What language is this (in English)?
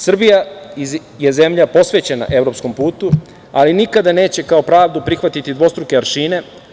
Serbian